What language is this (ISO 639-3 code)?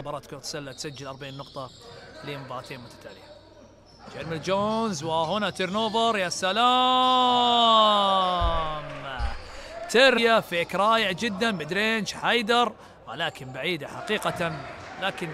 ara